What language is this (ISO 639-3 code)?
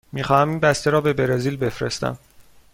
fas